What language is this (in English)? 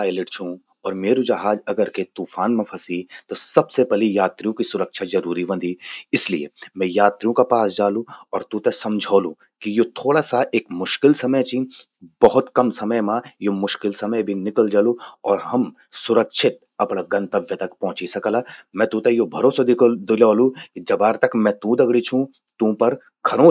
Garhwali